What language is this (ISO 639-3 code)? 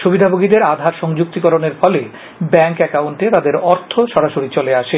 ben